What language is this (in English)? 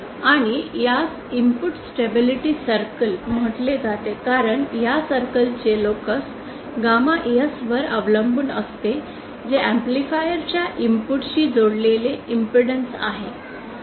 Marathi